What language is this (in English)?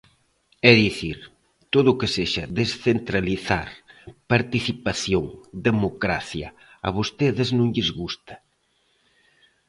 Galician